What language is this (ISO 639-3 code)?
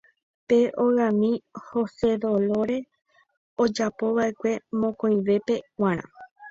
grn